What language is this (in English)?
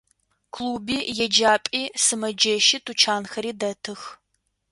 Adyghe